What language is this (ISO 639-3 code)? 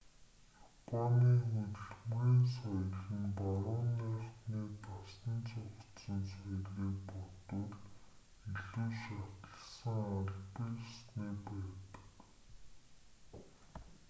mon